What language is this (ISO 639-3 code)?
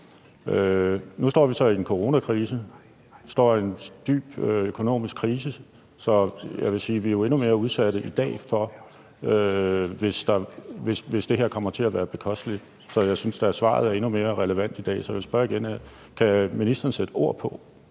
dan